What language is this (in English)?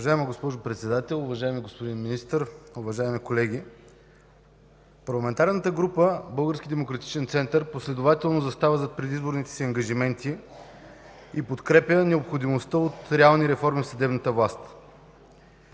Bulgarian